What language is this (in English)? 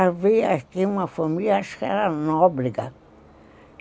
Portuguese